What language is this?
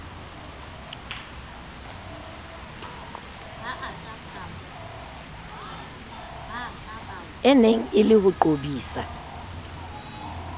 Southern Sotho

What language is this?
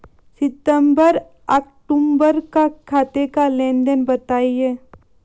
Hindi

